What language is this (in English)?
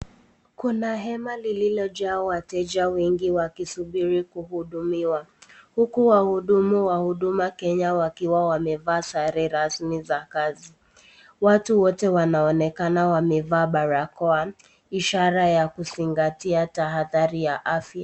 Swahili